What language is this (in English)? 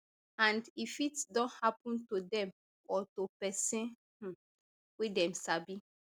Nigerian Pidgin